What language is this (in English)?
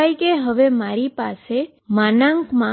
Gujarati